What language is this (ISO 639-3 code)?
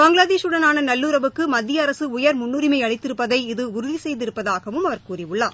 tam